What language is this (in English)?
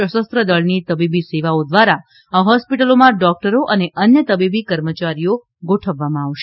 Gujarati